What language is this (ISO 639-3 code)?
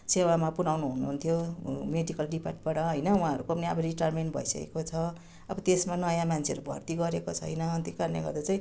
nep